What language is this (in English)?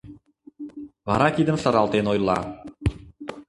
Mari